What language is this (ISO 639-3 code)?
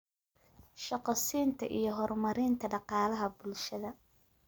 som